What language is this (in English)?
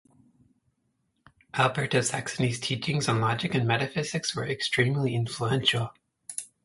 English